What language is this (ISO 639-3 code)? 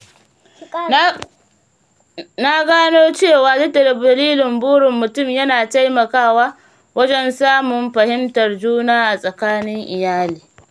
hau